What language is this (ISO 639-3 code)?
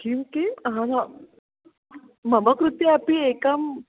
san